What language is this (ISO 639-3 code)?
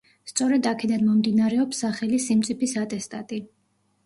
kat